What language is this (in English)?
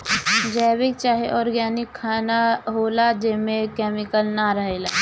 Bhojpuri